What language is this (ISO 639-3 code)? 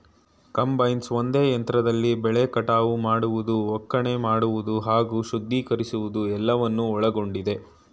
kan